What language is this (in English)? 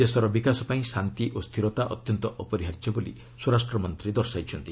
Odia